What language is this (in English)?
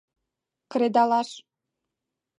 Mari